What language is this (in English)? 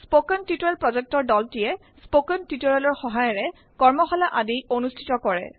Assamese